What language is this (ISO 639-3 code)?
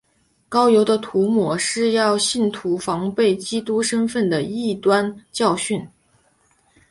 zho